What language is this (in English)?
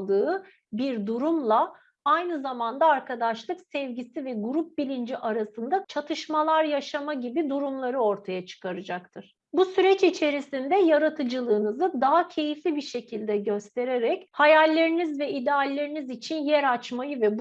Turkish